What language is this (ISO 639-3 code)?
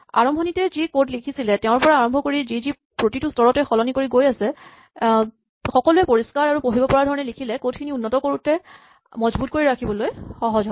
asm